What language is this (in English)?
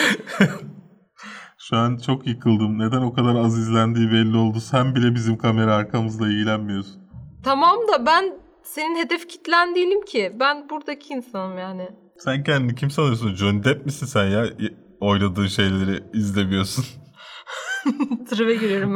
Turkish